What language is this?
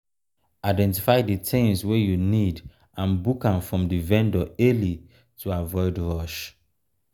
Nigerian Pidgin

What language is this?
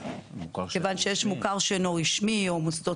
Hebrew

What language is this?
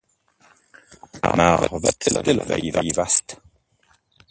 Dutch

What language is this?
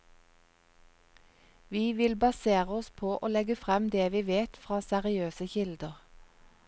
Norwegian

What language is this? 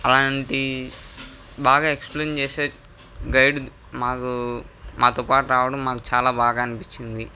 Telugu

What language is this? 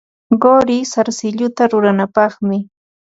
Ambo-Pasco Quechua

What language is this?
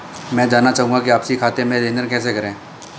Hindi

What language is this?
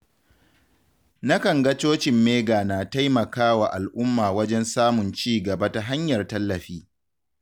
Hausa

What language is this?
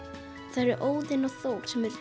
Icelandic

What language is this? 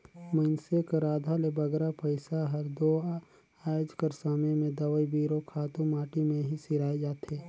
Chhattisgarhi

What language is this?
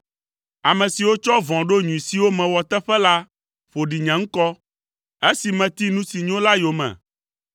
Ewe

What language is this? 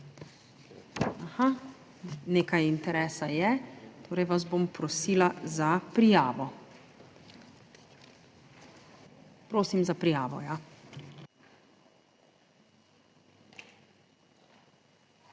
Slovenian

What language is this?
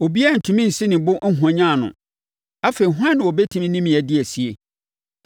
Akan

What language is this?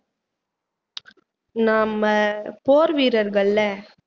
Tamil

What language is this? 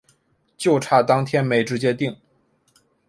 Chinese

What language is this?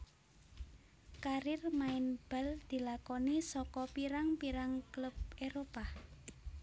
Javanese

